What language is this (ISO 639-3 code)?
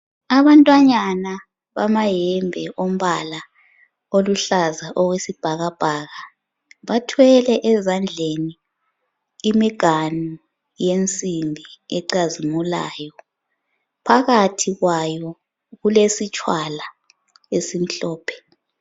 nde